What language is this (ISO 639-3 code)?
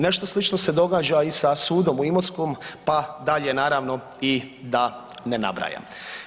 hrv